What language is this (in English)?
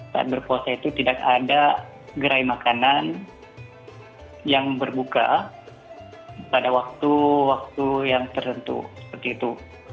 Indonesian